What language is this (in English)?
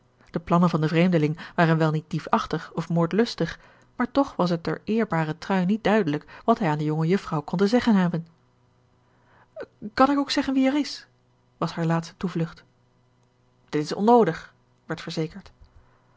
Dutch